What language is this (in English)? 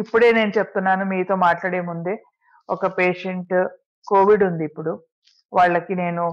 Telugu